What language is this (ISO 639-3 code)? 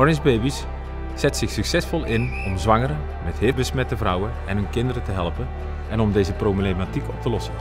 nld